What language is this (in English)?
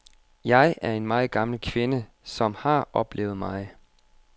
Danish